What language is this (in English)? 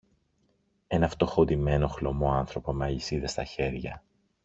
Greek